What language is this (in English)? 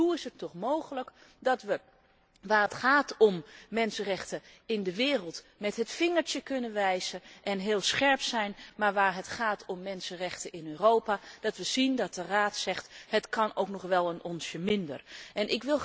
Dutch